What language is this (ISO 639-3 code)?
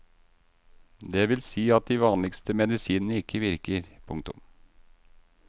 nor